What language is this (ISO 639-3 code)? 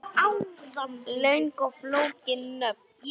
isl